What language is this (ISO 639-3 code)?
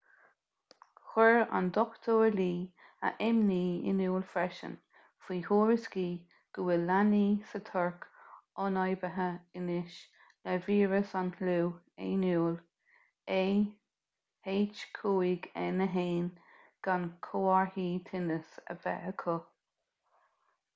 gle